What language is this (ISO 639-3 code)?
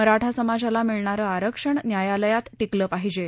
mar